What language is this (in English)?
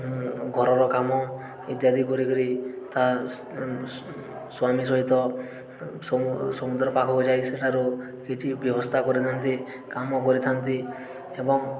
Odia